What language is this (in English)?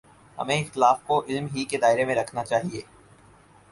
Urdu